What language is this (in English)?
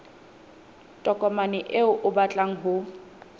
Southern Sotho